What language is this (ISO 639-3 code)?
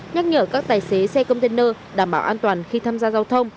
vie